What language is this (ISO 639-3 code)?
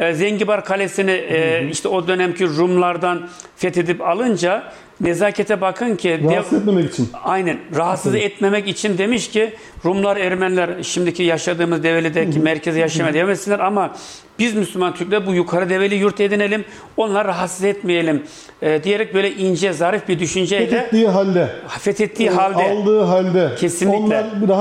tur